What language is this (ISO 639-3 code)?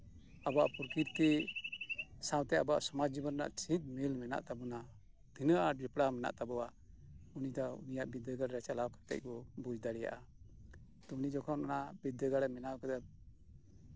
sat